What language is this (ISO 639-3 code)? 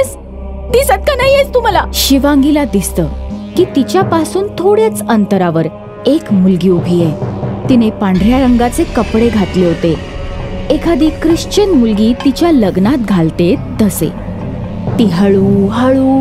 mar